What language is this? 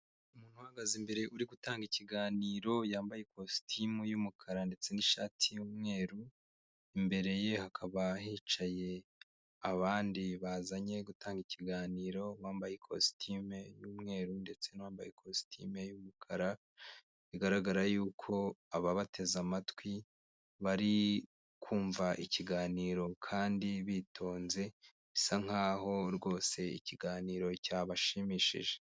Kinyarwanda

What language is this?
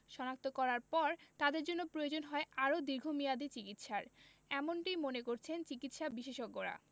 Bangla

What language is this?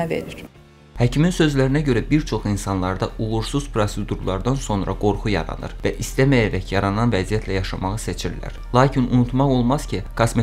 Turkish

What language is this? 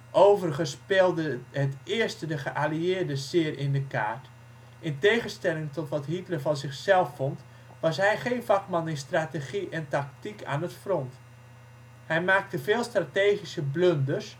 Dutch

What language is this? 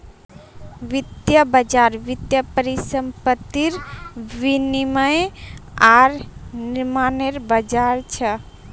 Magahi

